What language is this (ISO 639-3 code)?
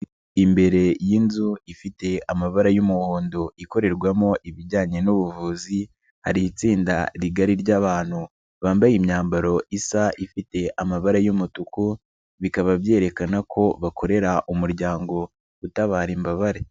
kin